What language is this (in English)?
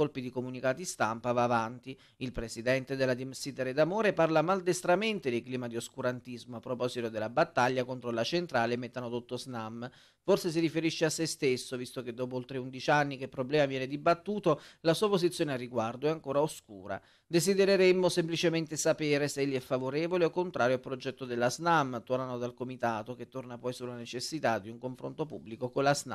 Italian